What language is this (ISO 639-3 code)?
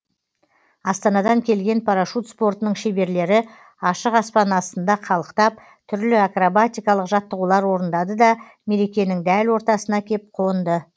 kaz